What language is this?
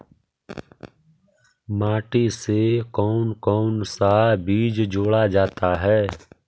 Magahi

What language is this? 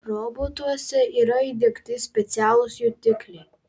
Lithuanian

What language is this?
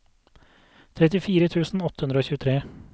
Norwegian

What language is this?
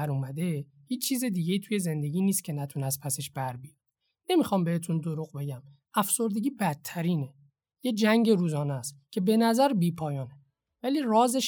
Persian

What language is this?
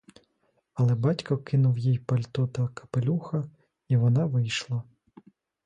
Ukrainian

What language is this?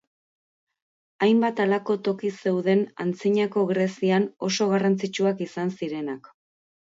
Basque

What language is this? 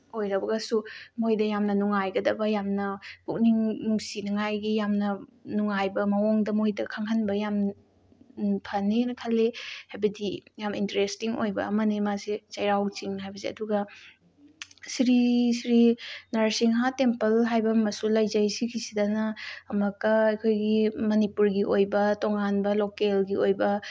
Manipuri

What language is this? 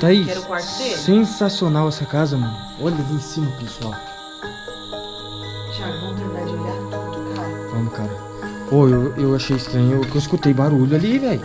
Portuguese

